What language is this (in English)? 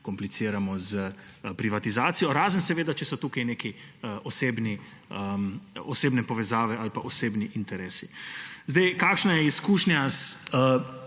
Slovenian